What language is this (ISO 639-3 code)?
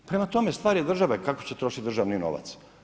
hrv